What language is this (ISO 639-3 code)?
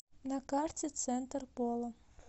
rus